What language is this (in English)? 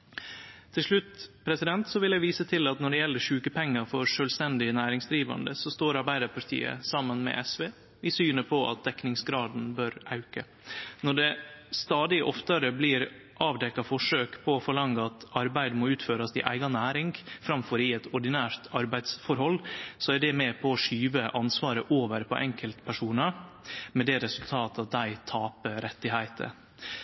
Norwegian Nynorsk